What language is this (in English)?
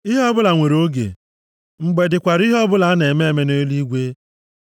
Igbo